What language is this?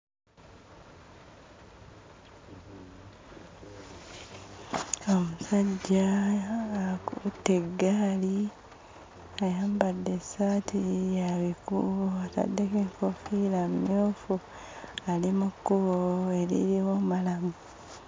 Ganda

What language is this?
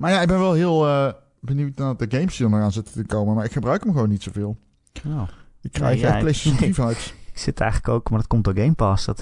Dutch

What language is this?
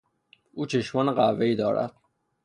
Persian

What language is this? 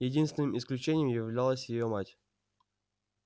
Russian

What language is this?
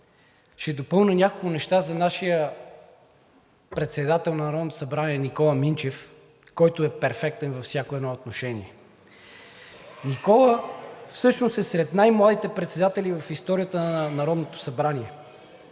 Bulgarian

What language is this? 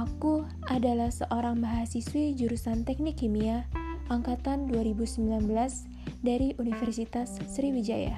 Indonesian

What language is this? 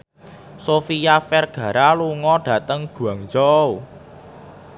Javanese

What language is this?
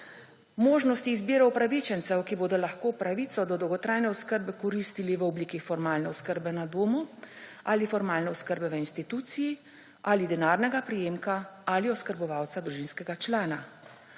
Slovenian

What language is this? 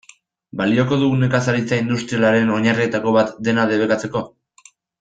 Basque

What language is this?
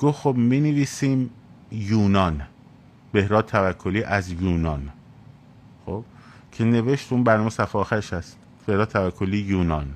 Persian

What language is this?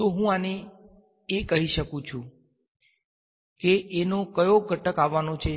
Gujarati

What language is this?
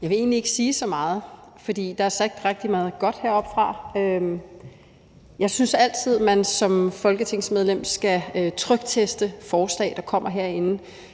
Danish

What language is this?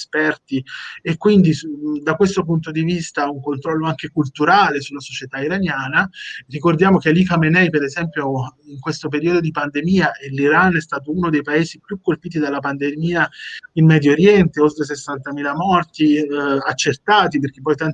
Italian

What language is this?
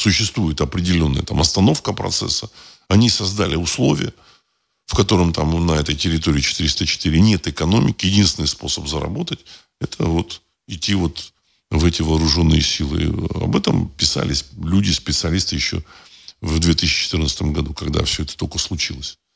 Russian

